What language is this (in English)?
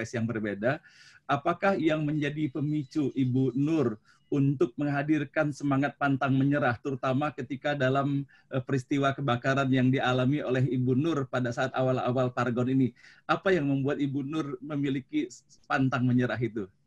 Indonesian